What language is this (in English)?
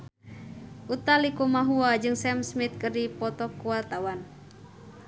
Sundanese